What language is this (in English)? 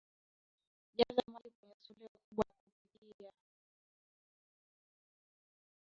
Swahili